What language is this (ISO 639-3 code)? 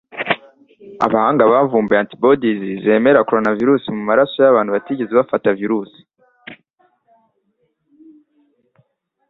kin